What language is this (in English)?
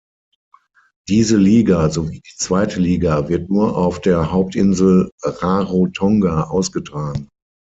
German